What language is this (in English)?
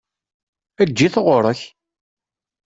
Kabyle